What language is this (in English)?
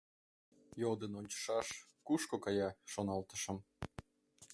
Mari